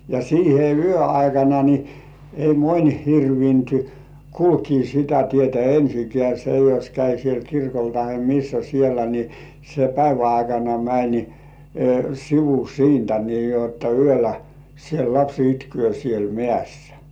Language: Finnish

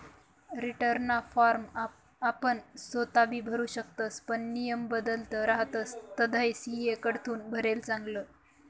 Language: Marathi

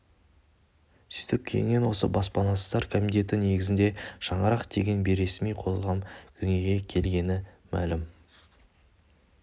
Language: Kazakh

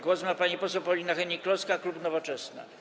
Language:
Polish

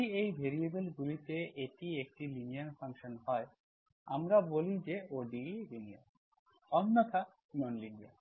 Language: Bangla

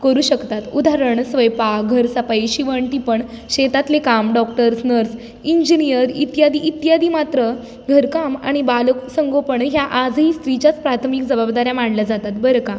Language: Marathi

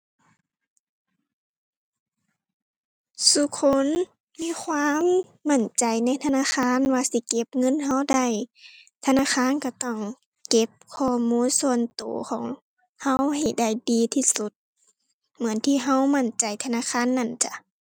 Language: Thai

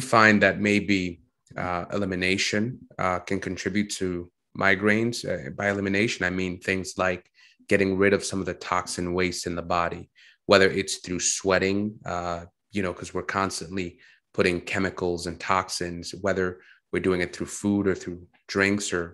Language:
English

